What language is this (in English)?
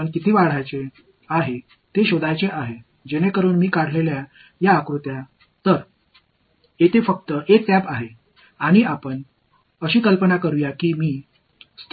Tamil